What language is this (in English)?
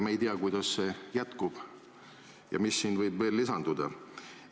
Estonian